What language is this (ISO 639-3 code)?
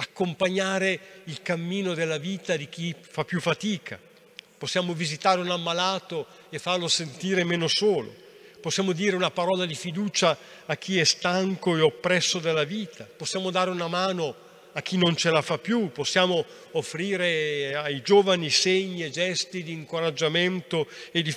ita